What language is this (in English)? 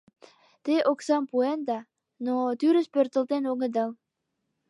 Mari